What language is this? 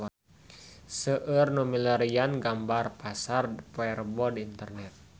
Sundanese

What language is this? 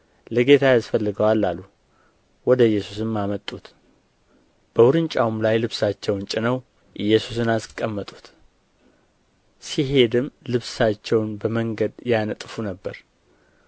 Amharic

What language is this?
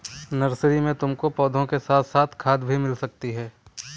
Hindi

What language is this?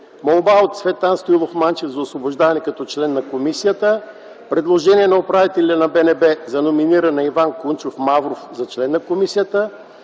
Bulgarian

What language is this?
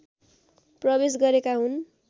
Nepali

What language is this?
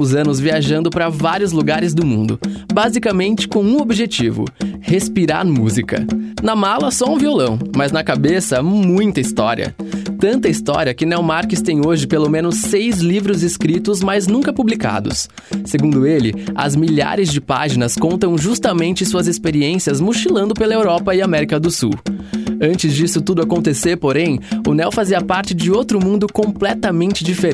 Portuguese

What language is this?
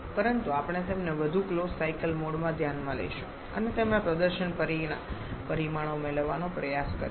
Gujarati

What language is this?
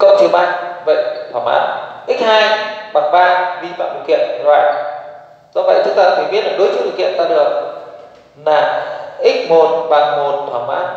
Vietnamese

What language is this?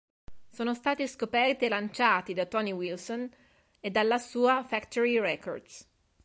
Italian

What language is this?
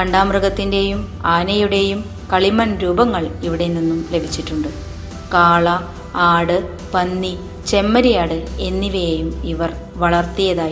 Malayalam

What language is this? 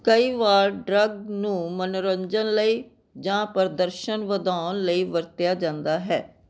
Punjabi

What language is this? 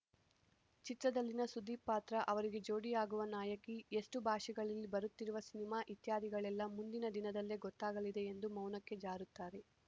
Kannada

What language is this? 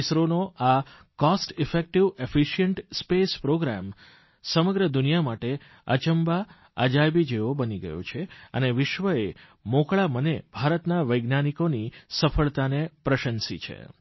Gujarati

